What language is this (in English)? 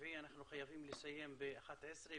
Hebrew